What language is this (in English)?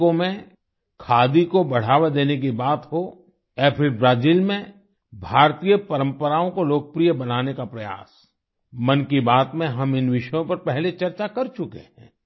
Hindi